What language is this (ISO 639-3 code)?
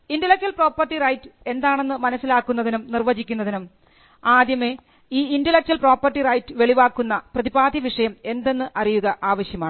mal